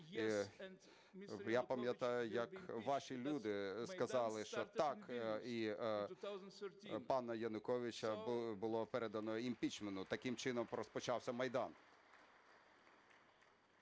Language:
Ukrainian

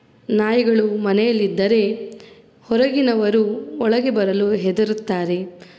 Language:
Kannada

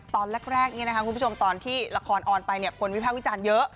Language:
Thai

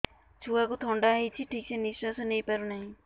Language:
Odia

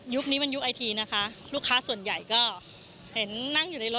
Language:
Thai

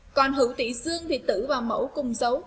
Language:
Vietnamese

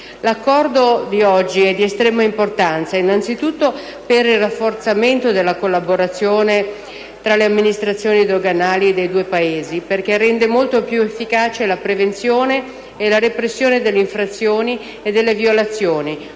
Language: Italian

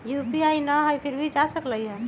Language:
Magahi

